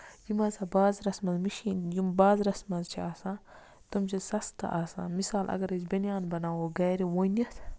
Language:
Kashmiri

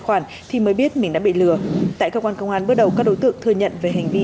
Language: Vietnamese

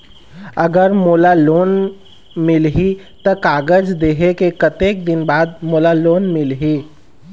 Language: Chhattisgarhi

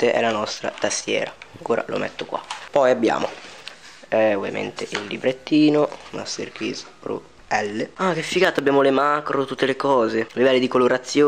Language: Italian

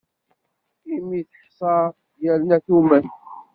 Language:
Kabyle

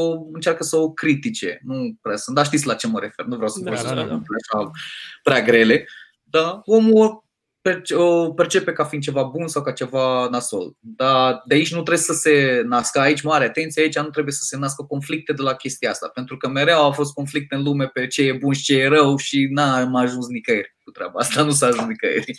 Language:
Romanian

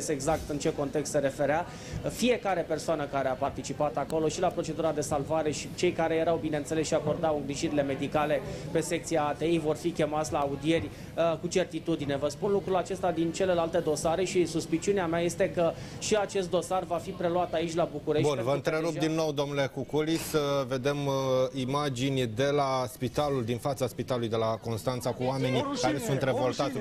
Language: Romanian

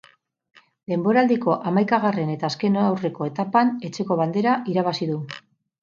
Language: Basque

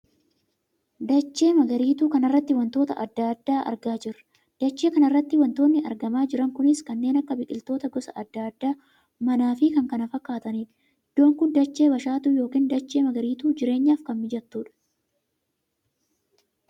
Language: Oromo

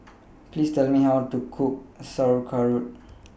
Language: English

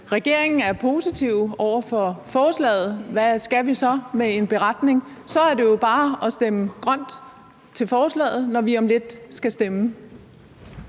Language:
Danish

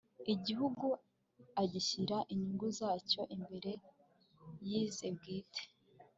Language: Kinyarwanda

